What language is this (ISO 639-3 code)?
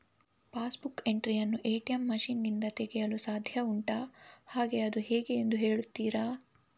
kan